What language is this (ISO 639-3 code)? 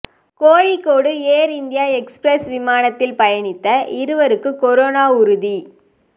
tam